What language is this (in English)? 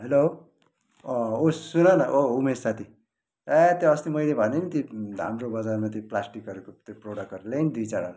Nepali